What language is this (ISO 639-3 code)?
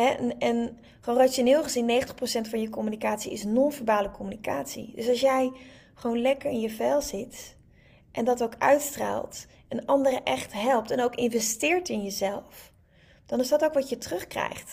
nld